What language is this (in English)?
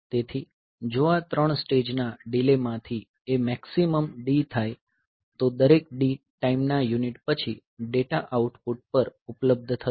Gujarati